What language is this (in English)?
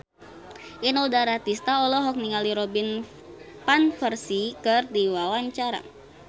Sundanese